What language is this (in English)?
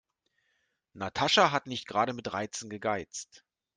German